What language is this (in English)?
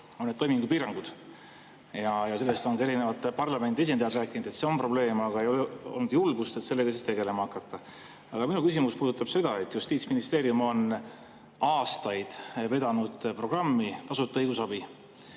Estonian